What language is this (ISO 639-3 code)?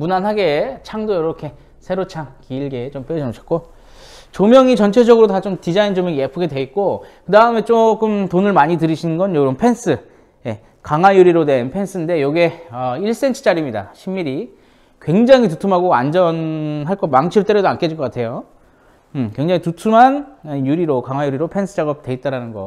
kor